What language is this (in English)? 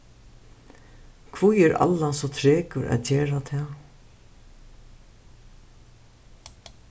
Faroese